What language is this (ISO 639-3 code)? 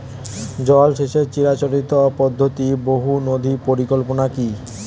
ben